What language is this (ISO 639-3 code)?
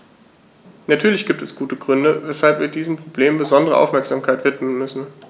deu